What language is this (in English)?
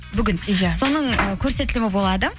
Kazakh